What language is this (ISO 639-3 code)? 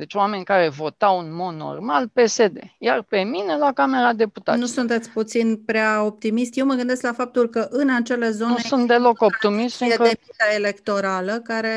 ron